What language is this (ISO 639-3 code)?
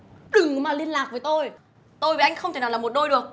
vie